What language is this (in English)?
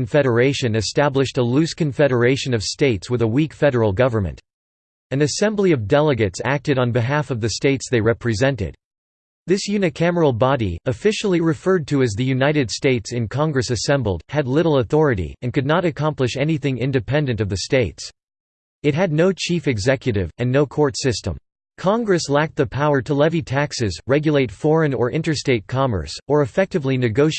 English